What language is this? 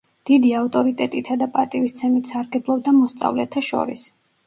Georgian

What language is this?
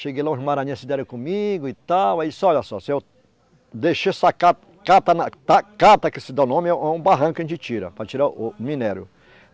Portuguese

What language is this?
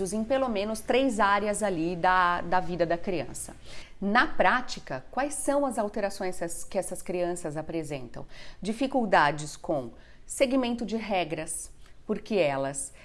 Portuguese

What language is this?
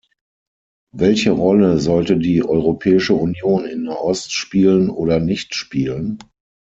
German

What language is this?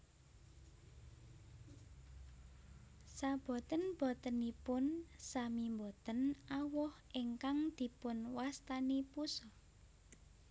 Javanese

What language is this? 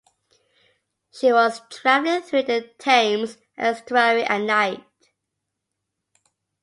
English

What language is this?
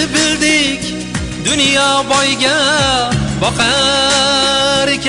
Uzbek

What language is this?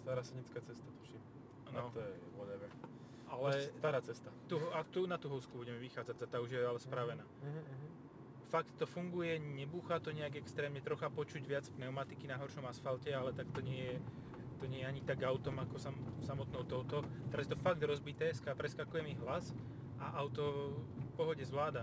Slovak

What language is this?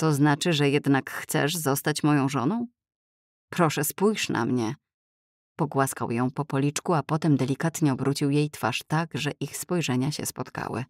Polish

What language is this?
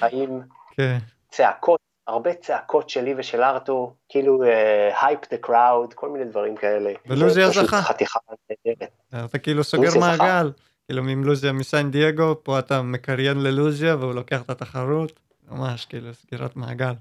Hebrew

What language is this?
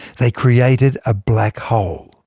English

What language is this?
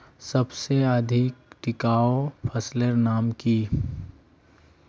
Magahi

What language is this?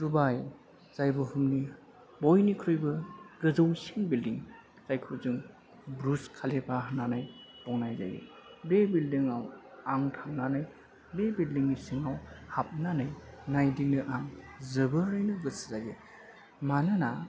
Bodo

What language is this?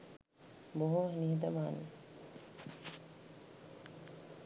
Sinhala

